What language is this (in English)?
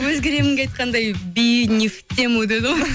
Kazakh